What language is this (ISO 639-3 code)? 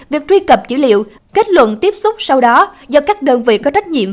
vie